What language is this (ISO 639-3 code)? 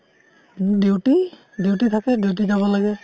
asm